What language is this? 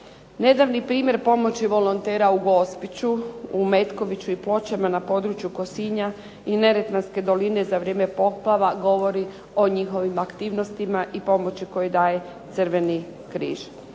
Croatian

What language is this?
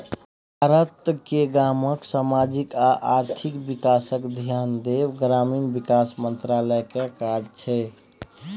Maithili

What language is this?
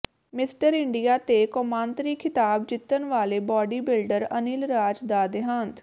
Punjabi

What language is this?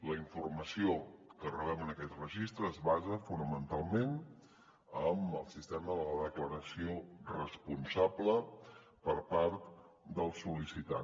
Catalan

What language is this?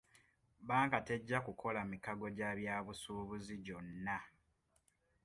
Ganda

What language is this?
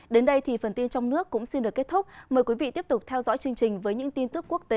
Vietnamese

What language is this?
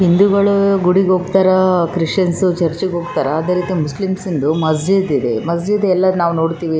Kannada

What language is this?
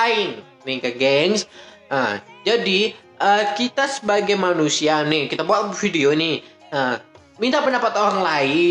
Indonesian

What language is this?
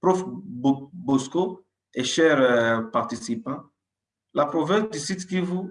French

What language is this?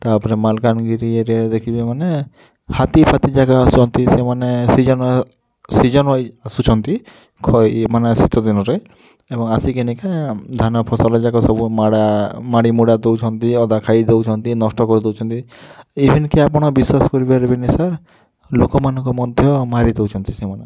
Odia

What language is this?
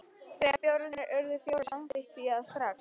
Icelandic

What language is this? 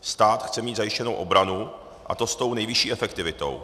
Czech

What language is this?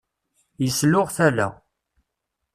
Kabyle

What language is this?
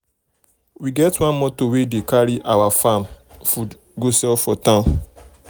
Nigerian Pidgin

